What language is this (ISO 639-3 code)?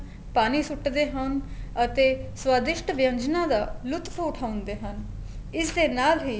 pan